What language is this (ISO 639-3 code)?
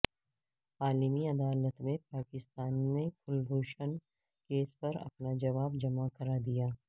urd